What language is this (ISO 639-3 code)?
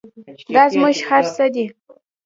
pus